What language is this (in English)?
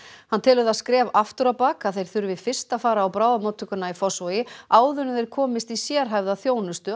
Icelandic